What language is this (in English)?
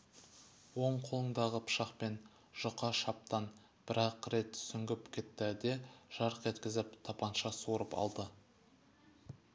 Kazakh